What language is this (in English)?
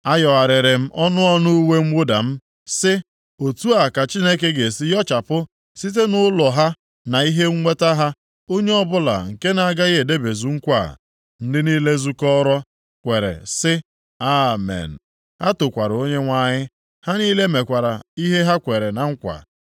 Igbo